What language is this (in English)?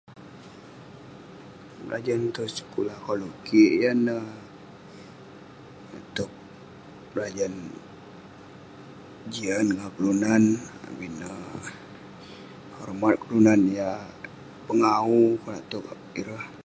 Western Penan